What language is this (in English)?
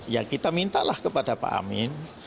Indonesian